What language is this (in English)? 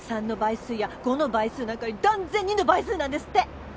Japanese